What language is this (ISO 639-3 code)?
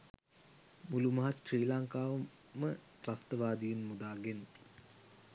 sin